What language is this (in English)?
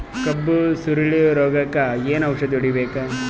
Kannada